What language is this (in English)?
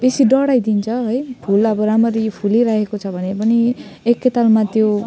Nepali